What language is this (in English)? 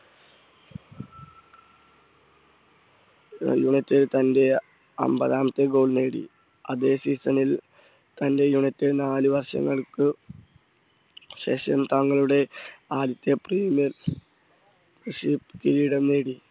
Malayalam